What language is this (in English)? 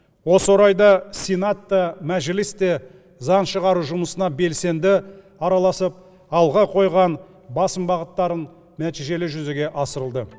Kazakh